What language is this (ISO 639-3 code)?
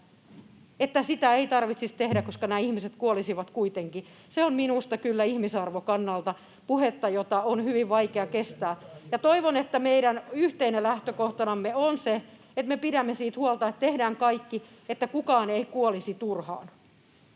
fin